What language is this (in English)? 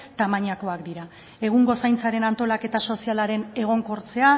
Basque